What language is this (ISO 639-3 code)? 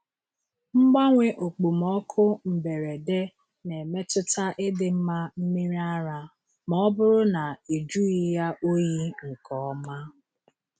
ibo